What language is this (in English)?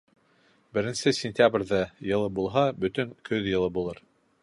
Bashkir